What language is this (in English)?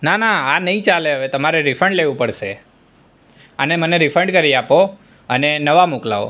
Gujarati